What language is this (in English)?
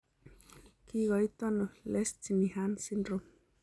Kalenjin